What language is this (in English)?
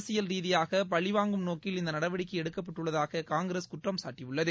Tamil